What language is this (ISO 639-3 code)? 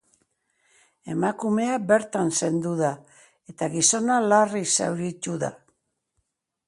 eus